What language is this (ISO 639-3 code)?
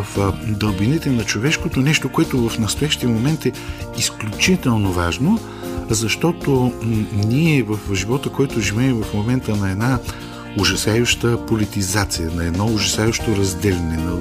bul